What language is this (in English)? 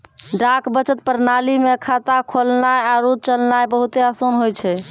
Maithili